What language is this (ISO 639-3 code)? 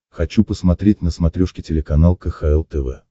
rus